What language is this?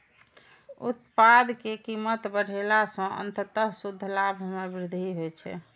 Maithili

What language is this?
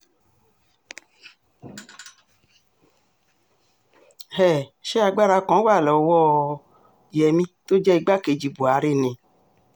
Yoruba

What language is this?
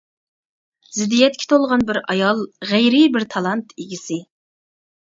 Uyghur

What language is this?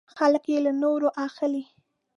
Pashto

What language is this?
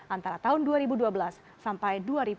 Indonesian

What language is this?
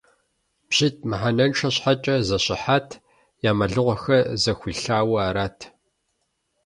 Kabardian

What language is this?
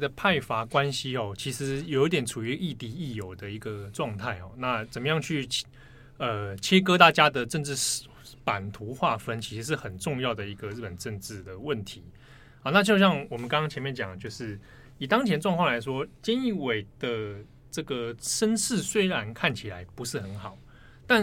Chinese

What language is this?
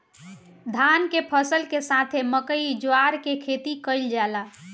Bhojpuri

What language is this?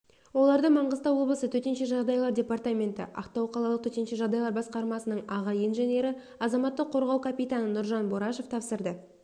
Kazakh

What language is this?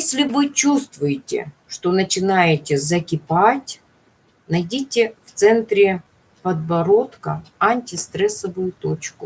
Russian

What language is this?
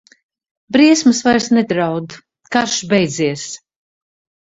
Latvian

